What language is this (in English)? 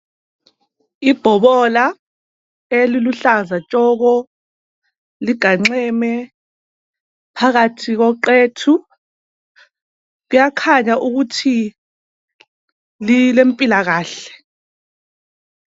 North Ndebele